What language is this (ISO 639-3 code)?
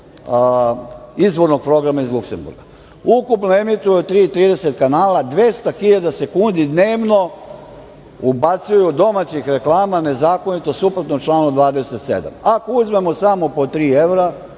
srp